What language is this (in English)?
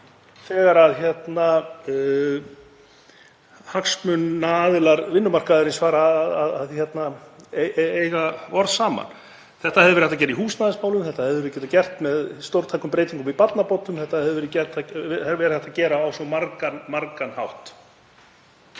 Icelandic